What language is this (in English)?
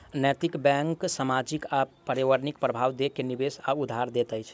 Maithili